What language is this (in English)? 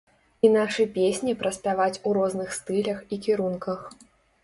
Belarusian